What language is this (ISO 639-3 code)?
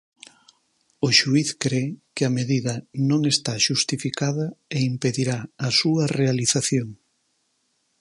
glg